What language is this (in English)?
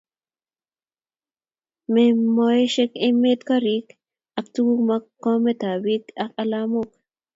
Kalenjin